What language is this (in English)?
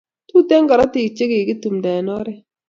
Kalenjin